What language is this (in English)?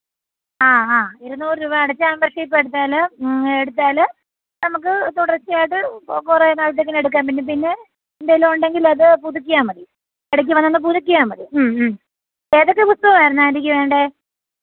Malayalam